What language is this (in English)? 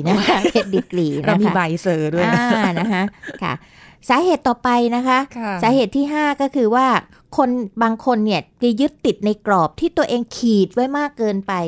Thai